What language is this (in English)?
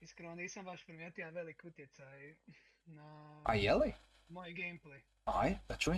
Croatian